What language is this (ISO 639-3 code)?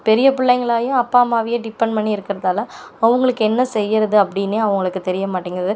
tam